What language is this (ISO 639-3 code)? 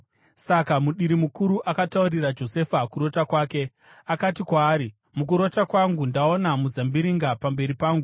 sna